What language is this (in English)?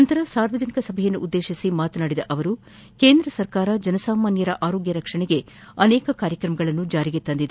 Kannada